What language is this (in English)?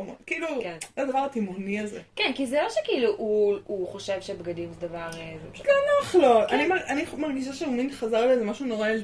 Hebrew